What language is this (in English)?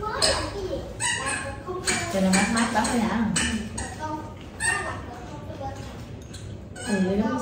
Vietnamese